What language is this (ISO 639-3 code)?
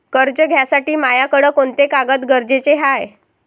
mar